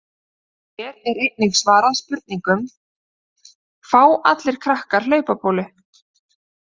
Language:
Icelandic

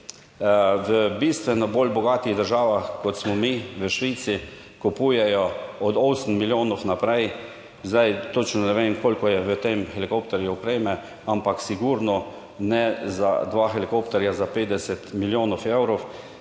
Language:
Slovenian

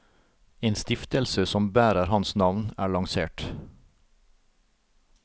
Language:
Norwegian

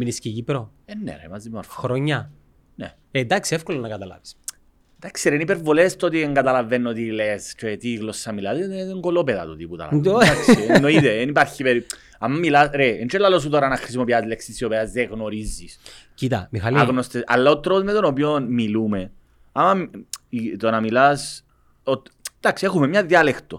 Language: Greek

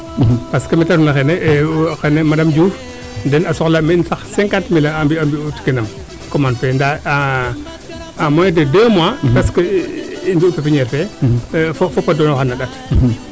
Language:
Serer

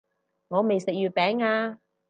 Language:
Cantonese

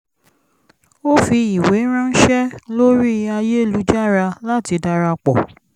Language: Yoruba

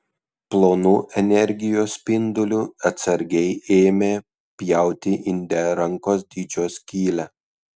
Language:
Lithuanian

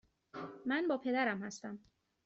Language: Persian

